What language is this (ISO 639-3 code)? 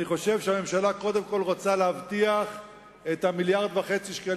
heb